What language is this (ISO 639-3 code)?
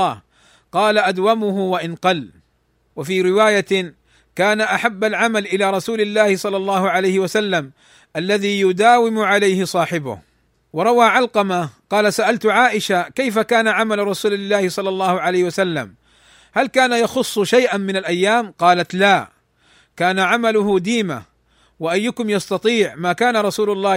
ara